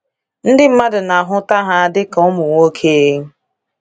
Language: Igbo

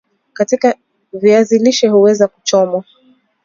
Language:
Swahili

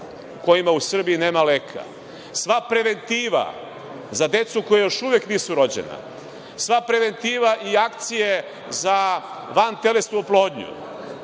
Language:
Serbian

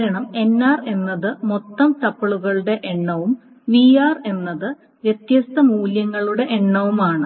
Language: Malayalam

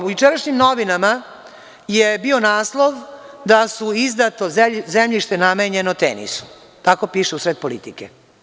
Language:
Serbian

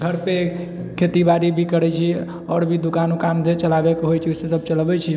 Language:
Maithili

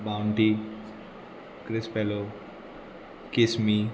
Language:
Konkani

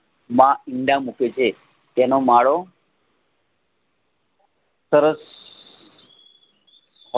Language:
Gujarati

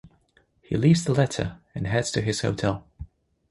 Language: English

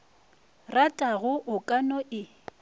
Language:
Northern Sotho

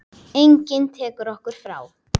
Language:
Icelandic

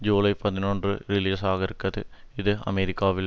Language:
Tamil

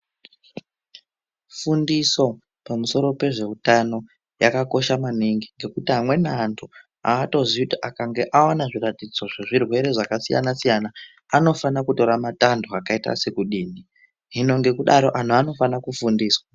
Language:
Ndau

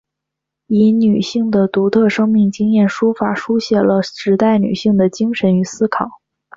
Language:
Chinese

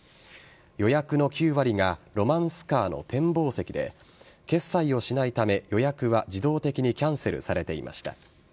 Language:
Japanese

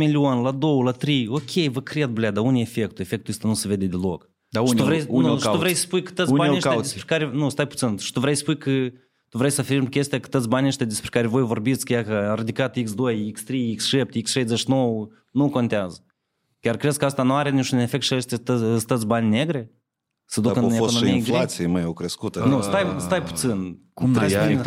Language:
Romanian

